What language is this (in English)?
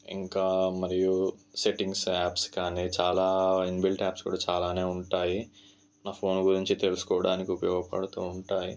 Telugu